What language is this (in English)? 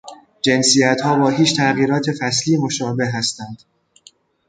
Persian